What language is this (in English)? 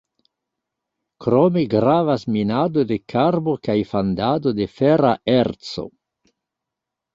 Esperanto